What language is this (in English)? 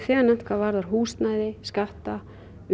Icelandic